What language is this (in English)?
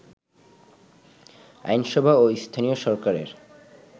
Bangla